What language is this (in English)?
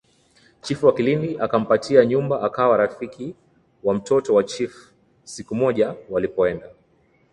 Swahili